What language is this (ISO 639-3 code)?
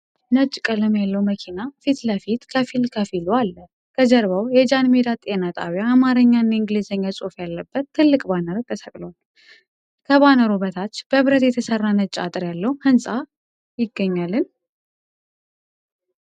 amh